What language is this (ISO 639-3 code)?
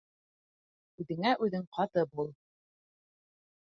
bak